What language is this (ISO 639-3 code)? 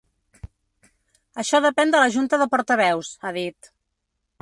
cat